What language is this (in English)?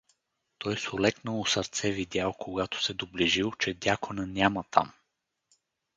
Bulgarian